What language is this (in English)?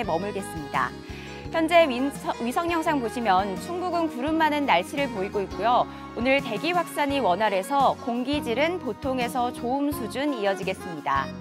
Korean